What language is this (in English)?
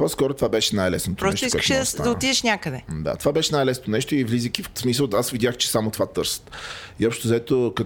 Bulgarian